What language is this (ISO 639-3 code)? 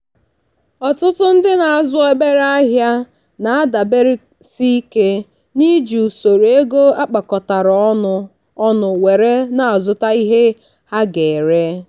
ibo